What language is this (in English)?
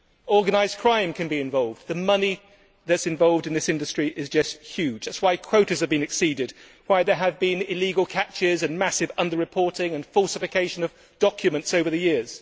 English